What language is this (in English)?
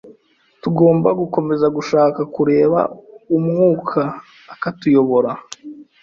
Kinyarwanda